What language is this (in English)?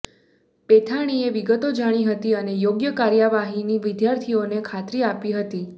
Gujarati